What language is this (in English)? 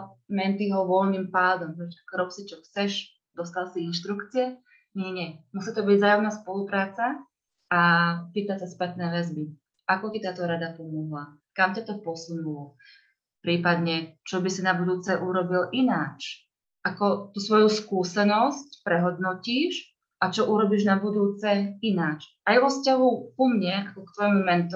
Slovak